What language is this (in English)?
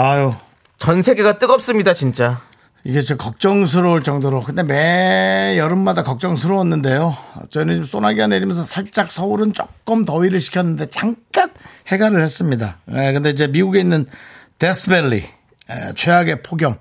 Korean